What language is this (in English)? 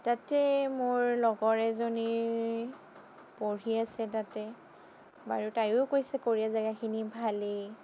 Assamese